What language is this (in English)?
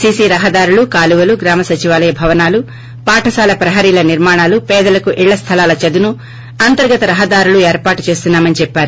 Telugu